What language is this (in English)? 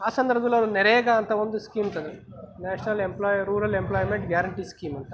Kannada